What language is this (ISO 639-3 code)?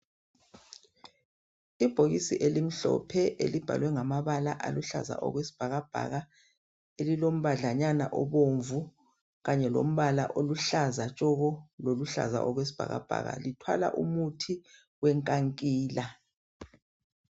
nde